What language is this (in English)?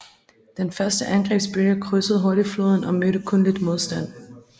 Danish